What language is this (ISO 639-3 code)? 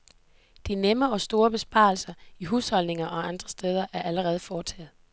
dan